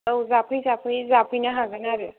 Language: Bodo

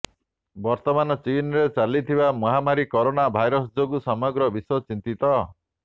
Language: Odia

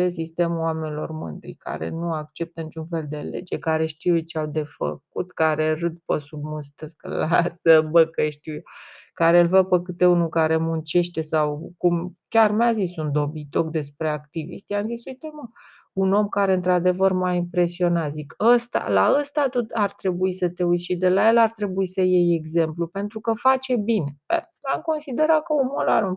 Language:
Romanian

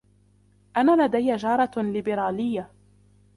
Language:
Arabic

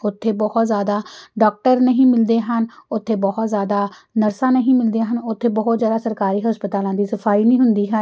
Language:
Punjabi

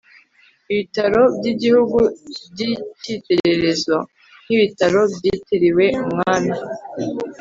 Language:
Kinyarwanda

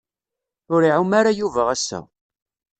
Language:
Kabyle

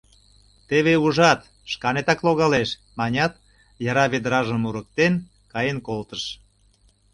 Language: Mari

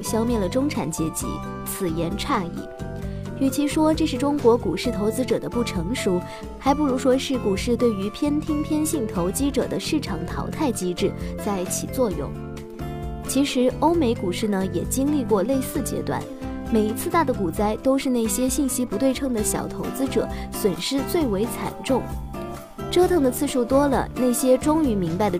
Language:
Chinese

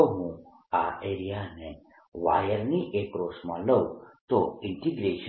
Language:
Gujarati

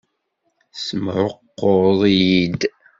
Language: Kabyle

